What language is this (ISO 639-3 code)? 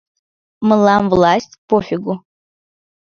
chm